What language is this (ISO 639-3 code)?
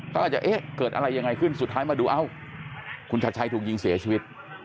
tha